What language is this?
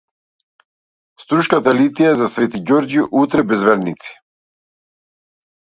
Macedonian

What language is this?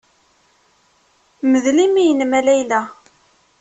Kabyle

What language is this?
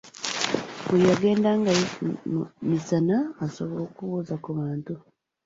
Ganda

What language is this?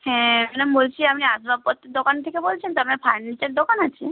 Bangla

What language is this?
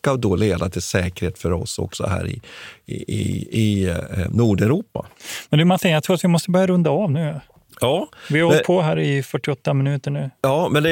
Swedish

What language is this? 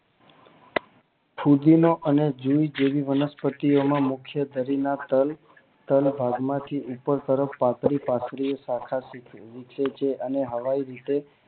Gujarati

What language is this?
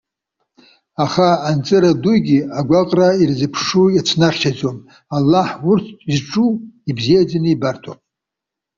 Abkhazian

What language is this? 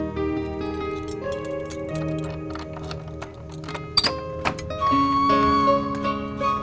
Indonesian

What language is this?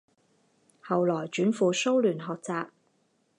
Chinese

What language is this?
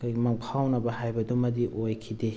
Manipuri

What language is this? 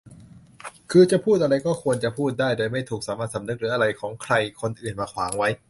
Thai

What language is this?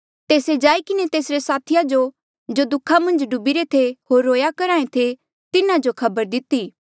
Mandeali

